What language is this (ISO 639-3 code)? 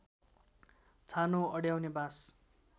nep